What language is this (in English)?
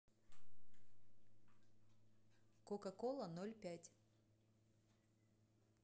Russian